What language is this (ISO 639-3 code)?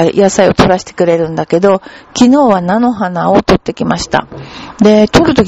jpn